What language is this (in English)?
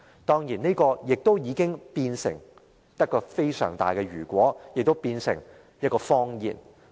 Cantonese